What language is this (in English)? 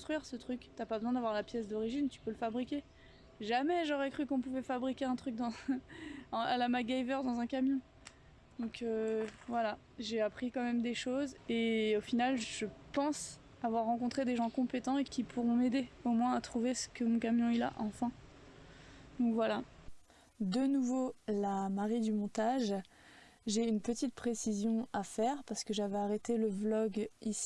French